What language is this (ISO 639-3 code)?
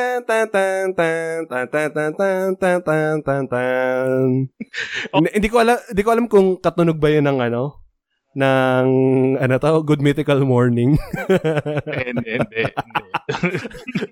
fil